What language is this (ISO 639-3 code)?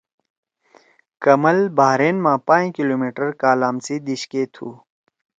trw